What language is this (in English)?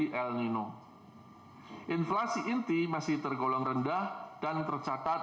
Indonesian